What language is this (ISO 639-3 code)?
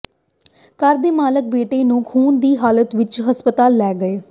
pan